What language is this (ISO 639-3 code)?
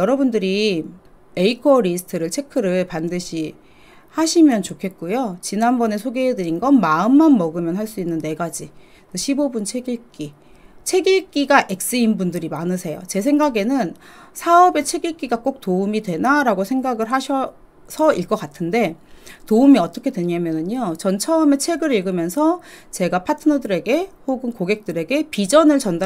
kor